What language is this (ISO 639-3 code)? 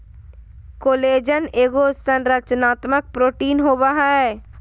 mag